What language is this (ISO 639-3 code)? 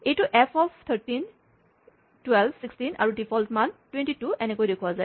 asm